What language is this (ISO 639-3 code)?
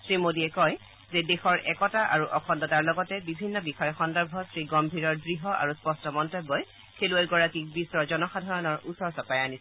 asm